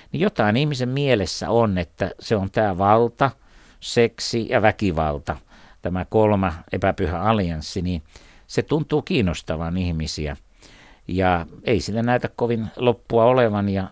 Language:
Finnish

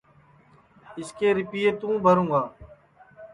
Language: Sansi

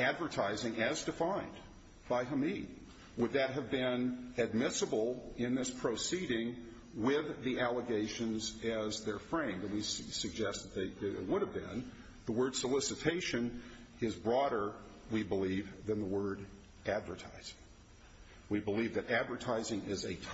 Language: English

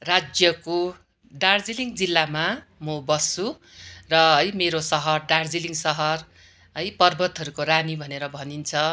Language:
Nepali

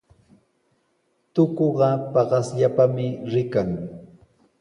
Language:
Sihuas Ancash Quechua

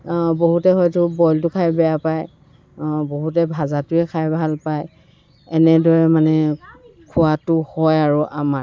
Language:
Assamese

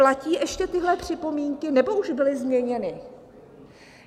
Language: Czech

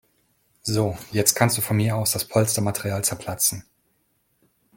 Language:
German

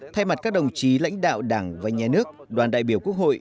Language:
Vietnamese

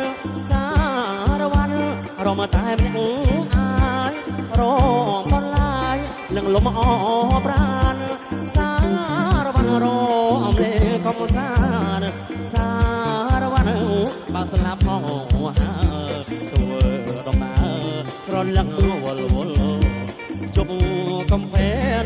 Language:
Thai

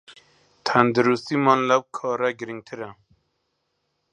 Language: Central Kurdish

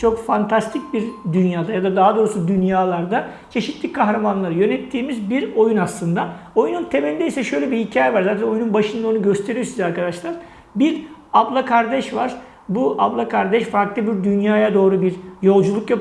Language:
Turkish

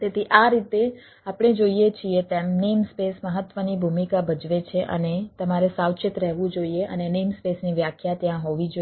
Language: Gujarati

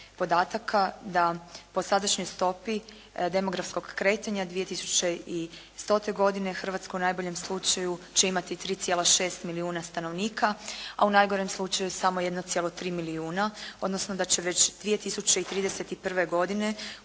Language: Croatian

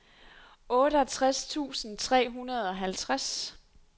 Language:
Danish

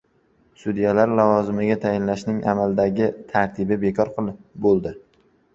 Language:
Uzbek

